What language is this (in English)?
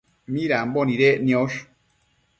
Matsés